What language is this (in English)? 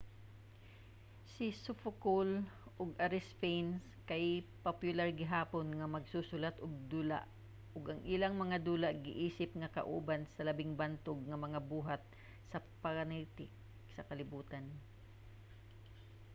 Cebuano